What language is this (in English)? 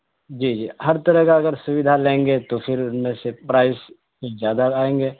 Urdu